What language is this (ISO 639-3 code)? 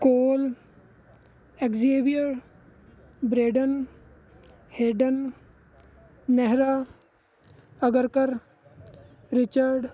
pan